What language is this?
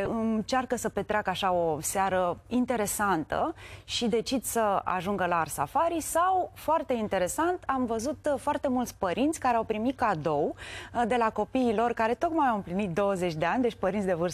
Romanian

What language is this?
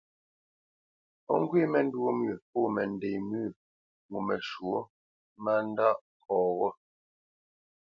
Bamenyam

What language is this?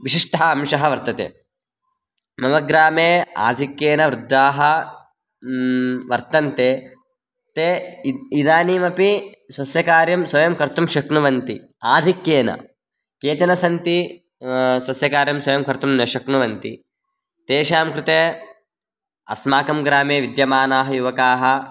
Sanskrit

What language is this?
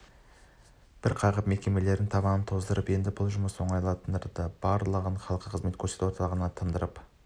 Kazakh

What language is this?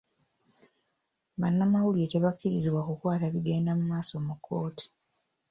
Ganda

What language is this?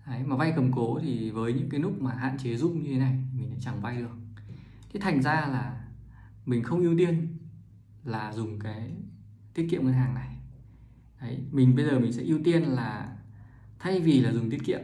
Vietnamese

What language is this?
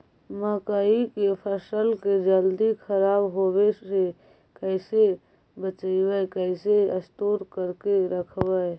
Magahi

